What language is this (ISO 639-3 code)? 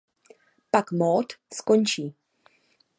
ces